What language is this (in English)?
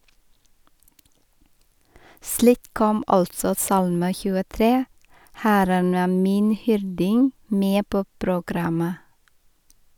Norwegian